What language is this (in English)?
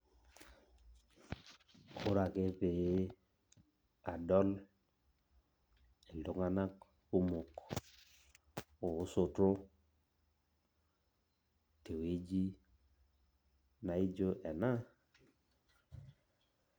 Masai